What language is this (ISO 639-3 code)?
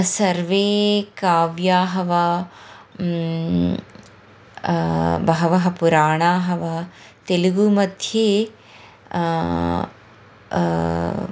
san